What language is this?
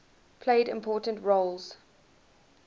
English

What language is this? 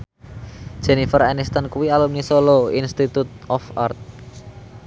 Javanese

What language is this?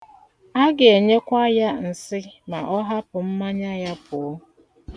Igbo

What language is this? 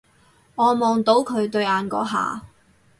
Cantonese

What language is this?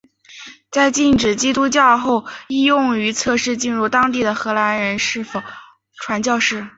Chinese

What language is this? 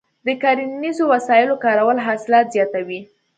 Pashto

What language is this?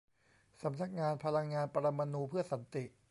Thai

